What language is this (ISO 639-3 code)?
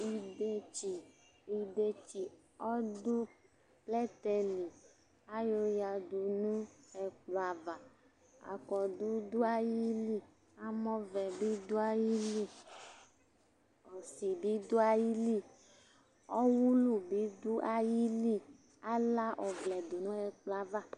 kpo